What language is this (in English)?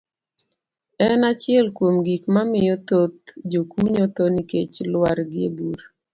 Luo (Kenya and Tanzania)